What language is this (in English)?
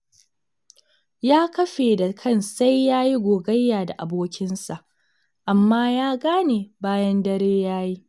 Hausa